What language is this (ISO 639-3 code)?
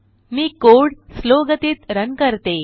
mar